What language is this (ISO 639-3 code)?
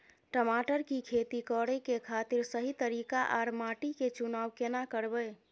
mai